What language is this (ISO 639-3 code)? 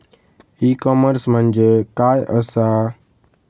mar